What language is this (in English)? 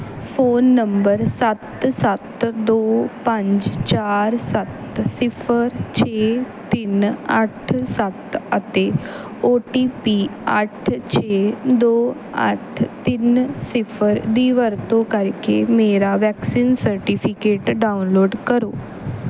Punjabi